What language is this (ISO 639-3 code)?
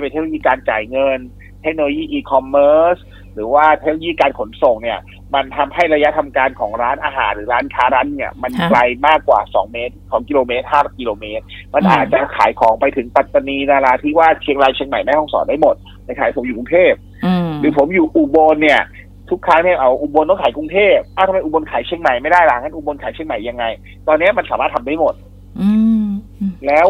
tha